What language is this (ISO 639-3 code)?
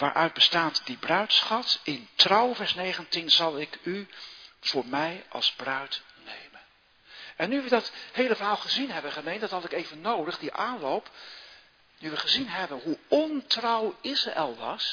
nld